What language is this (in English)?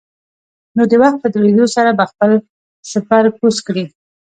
Pashto